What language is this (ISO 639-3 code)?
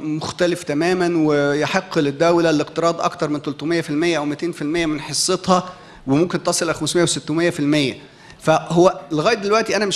ara